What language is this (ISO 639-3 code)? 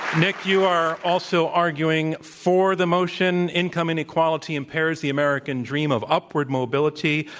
eng